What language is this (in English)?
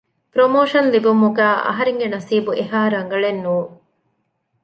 Divehi